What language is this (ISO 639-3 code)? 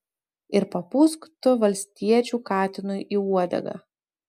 lit